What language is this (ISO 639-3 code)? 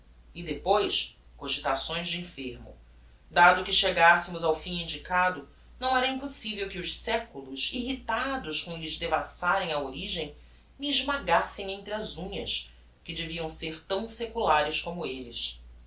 por